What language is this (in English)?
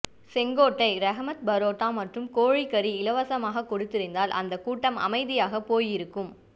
Tamil